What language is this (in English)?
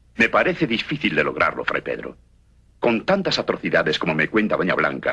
Spanish